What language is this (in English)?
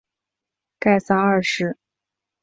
Chinese